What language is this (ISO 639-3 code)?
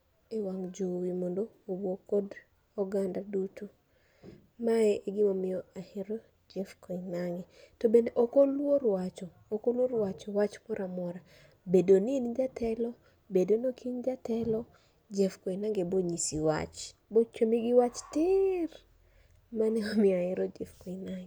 luo